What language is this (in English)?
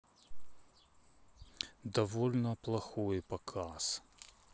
Russian